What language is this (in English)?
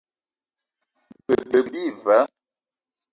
Eton (Cameroon)